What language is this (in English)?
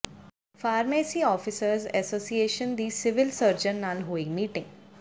Punjabi